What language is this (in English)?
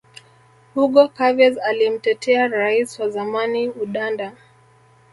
Swahili